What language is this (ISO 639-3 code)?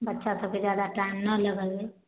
mai